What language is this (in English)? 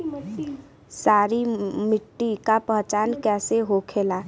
Bhojpuri